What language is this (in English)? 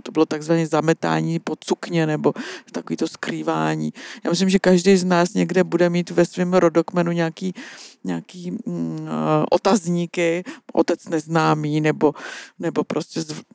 Czech